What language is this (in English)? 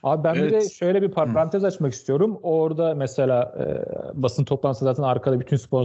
Turkish